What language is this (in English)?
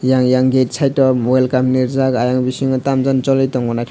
Kok Borok